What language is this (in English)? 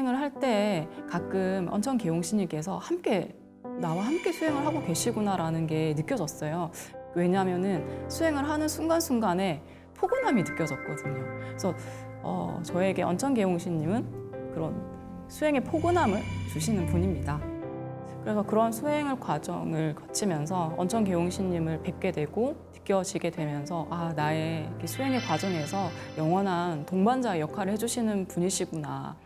Korean